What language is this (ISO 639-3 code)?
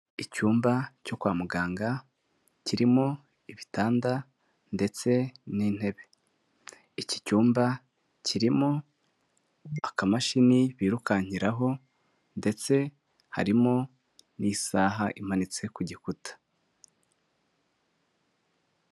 kin